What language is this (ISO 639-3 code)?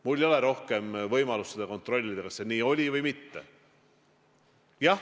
est